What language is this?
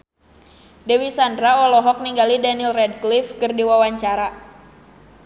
Sundanese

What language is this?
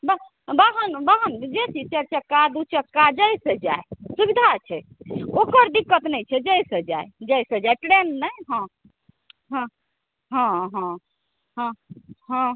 Maithili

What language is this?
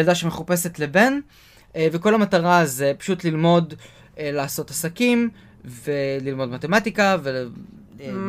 Hebrew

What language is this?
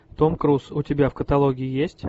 Russian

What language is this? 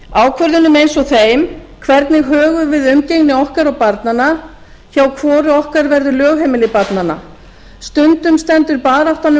Icelandic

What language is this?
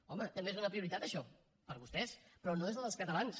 Catalan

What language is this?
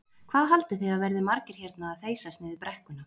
Icelandic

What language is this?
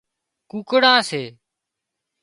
Wadiyara Koli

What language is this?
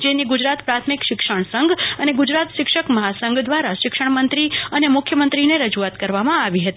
Gujarati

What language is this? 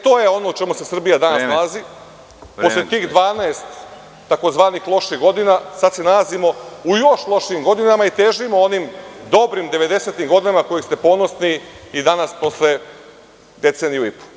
Serbian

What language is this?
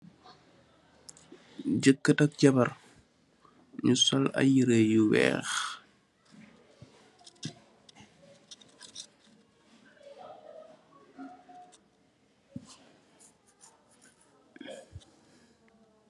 Wolof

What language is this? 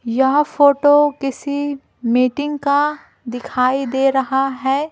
Hindi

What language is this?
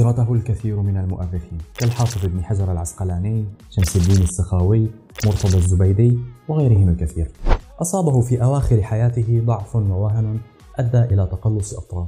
Arabic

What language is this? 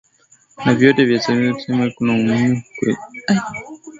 Swahili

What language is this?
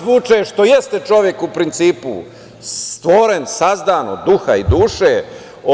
Serbian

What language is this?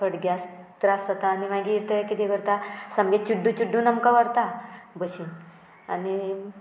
Konkani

